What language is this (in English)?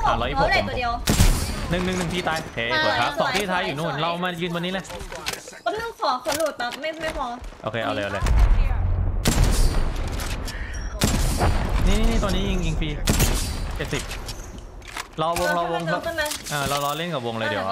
Thai